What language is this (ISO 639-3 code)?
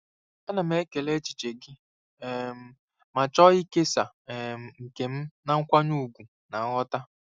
ibo